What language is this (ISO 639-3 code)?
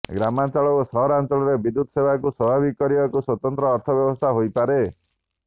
ori